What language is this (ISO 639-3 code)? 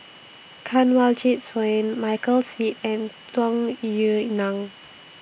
eng